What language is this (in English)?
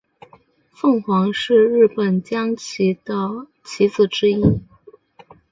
Chinese